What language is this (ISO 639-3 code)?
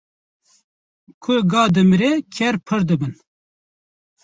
kur